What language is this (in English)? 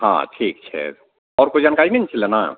Maithili